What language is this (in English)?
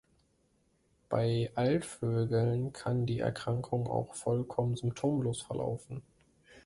German